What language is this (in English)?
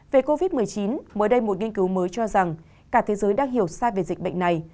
Vietnamese